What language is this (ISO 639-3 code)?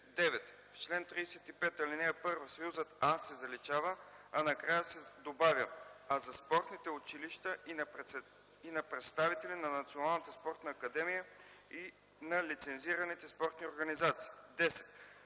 bul